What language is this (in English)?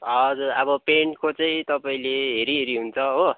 Nepali